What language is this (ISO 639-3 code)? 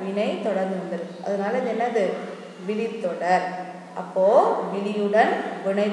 hin